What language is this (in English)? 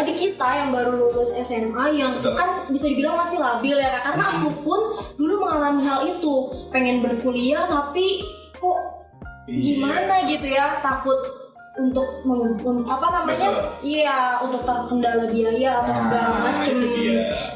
Indonesian